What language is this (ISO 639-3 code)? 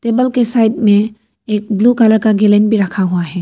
hin